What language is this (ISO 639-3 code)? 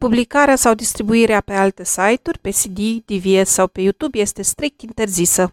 ron